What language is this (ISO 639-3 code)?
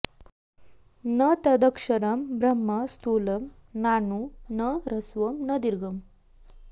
san